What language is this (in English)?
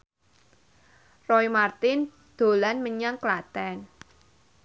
Javanese